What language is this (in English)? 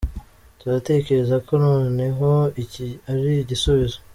Kinyarwanda